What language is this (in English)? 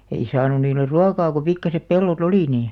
Finnish